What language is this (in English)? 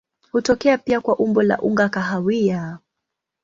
Swahili